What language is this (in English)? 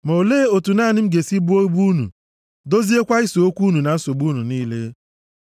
Igbo